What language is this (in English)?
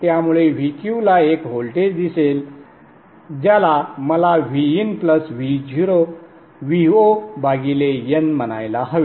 Marathi